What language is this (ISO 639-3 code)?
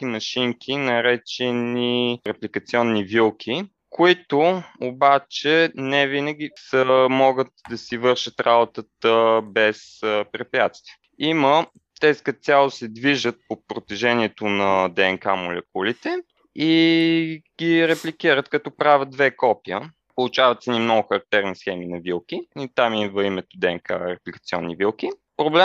bul